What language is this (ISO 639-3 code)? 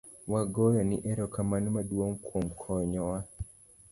luo